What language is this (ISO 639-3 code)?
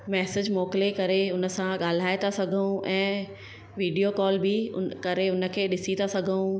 snd